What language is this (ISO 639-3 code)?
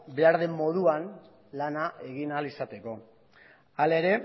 eus